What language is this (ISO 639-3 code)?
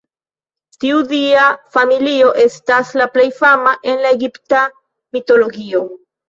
epo